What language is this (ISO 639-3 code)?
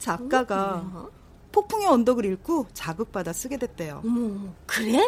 kor